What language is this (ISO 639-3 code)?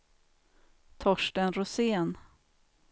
swe